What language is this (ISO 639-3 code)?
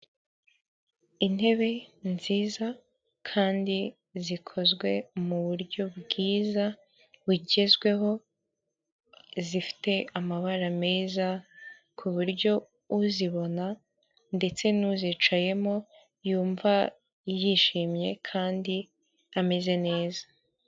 kin